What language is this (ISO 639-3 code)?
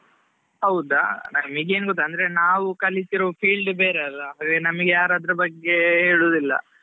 kan